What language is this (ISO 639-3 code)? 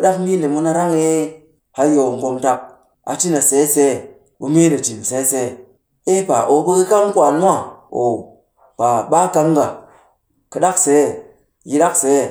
cky